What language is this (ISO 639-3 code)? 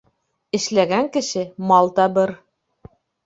bak